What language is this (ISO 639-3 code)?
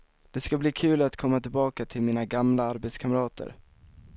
swe